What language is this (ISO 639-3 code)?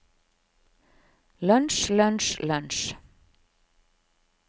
nor